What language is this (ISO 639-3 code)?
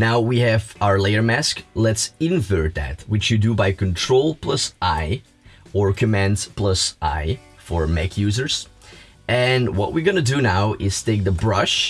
eng